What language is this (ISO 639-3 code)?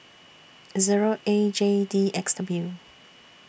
eng